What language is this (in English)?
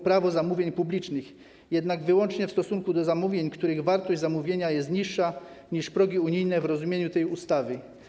Polish